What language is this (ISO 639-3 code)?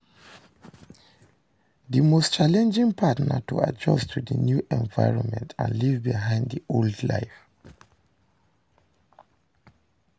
pcm